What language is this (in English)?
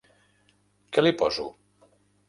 Catalan